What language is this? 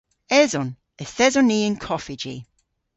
Cornish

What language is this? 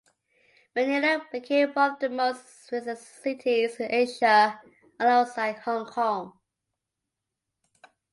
English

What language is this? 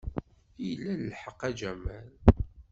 Kabyle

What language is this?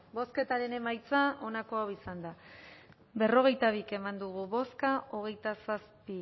Basque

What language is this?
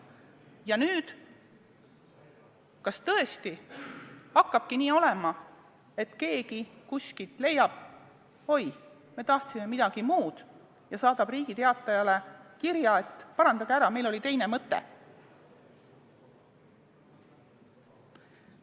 Estonian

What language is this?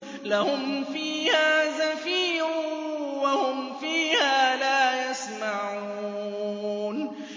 Arabic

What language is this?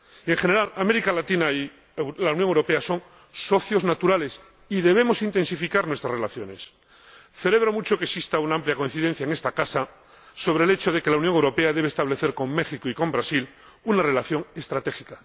Spanish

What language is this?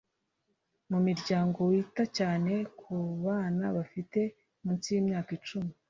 Kinyarwanda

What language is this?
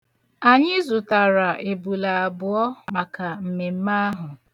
Igbo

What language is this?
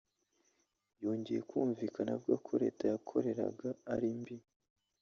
Kinyarwanda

